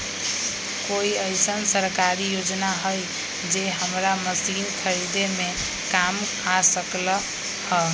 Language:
Magahi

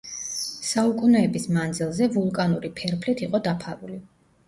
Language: Georgian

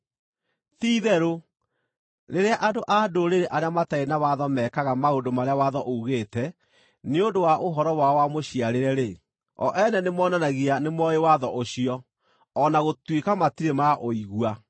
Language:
Kikuyu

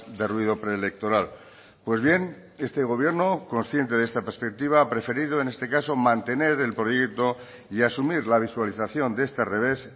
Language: Spanish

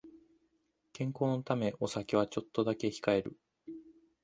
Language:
Japanese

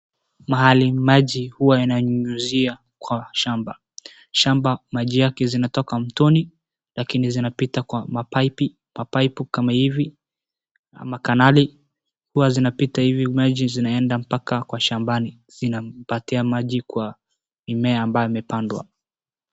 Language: Swahili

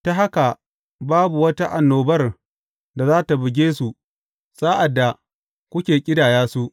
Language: Hausa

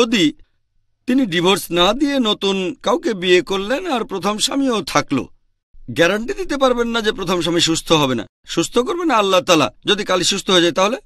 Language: Romanian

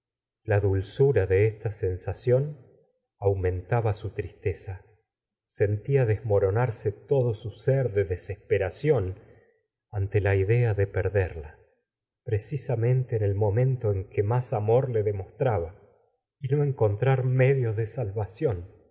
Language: Spanish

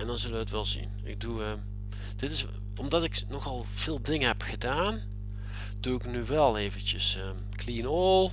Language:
Dutch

